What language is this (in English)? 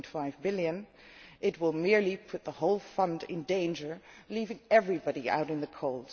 English